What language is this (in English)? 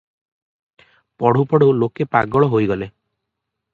Odia